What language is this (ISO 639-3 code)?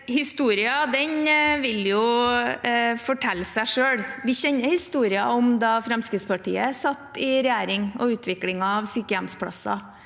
nor